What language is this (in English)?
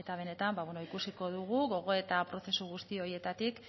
Basque